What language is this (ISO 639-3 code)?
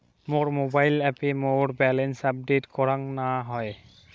ben